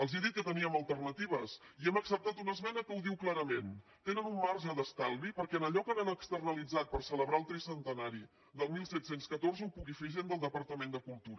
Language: Catalan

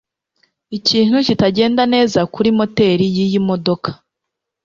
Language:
Kinyarwanda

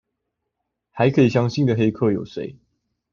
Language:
Chinese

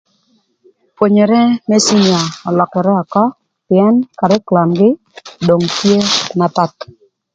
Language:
Thur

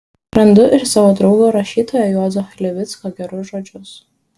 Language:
Lithuanian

